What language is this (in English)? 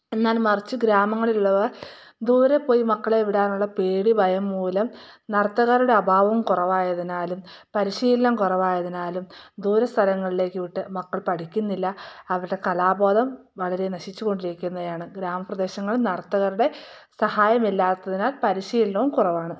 Malayalam